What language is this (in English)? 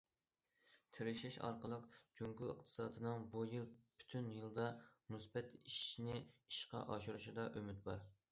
Uyghur